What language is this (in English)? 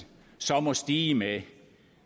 Danish